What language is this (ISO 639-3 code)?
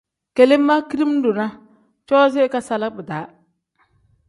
kdh